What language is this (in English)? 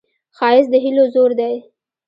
Pashto